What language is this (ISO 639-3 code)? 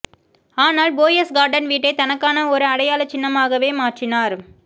tam